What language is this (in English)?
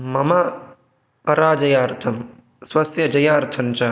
Sanskrit